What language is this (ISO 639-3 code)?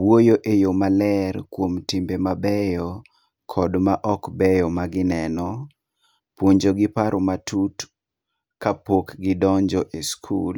luo